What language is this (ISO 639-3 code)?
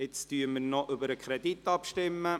gsw